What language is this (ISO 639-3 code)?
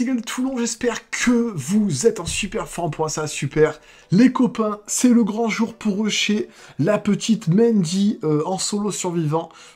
fra